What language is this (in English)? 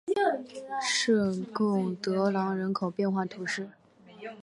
Chinese